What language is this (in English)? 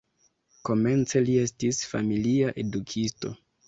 Esperanto